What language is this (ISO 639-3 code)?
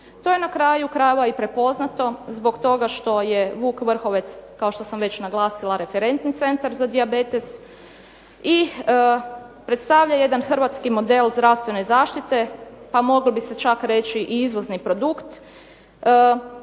hrv